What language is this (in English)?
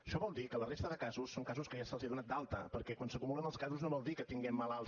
Catalan